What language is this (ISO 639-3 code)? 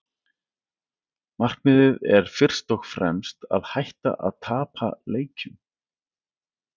isl